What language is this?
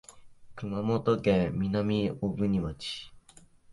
Japanese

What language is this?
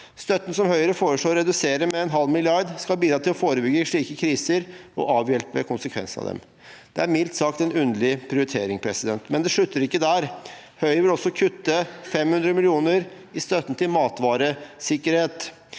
Norwegian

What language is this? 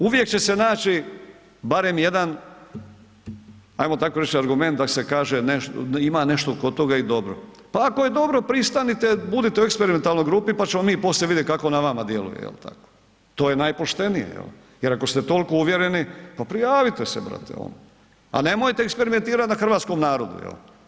Croatian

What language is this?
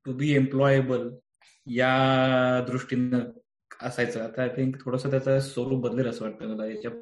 Marathi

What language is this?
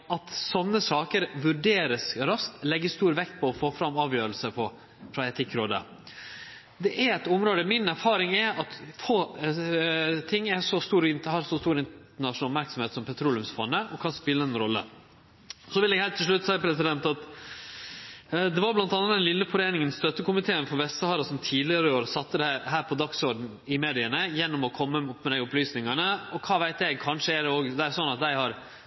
Norwegian Nynorsk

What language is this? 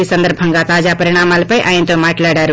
Telugu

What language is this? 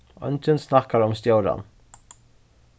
Faroese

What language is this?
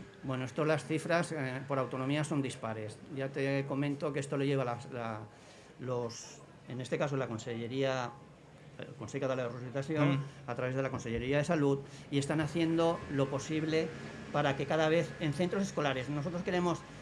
Spanish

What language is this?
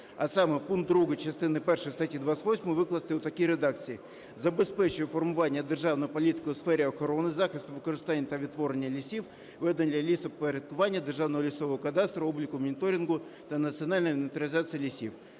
Ukrainian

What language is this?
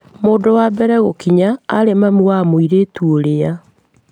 Kikuyu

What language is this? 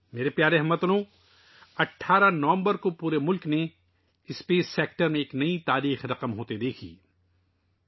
Urdu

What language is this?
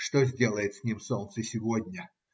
Russian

